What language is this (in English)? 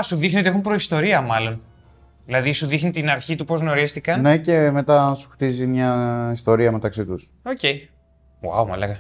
Greek